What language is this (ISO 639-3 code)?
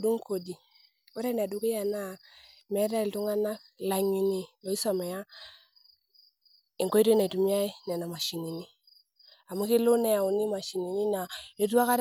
mas